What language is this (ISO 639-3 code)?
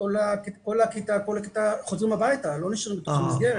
heb